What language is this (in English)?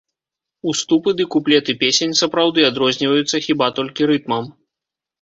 Belarusian